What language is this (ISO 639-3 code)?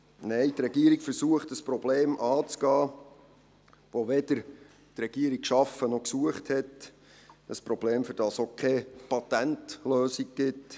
gsw